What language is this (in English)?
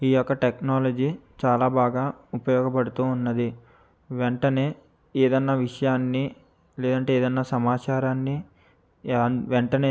Telugu